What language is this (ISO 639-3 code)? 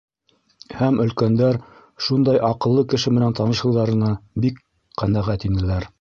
bak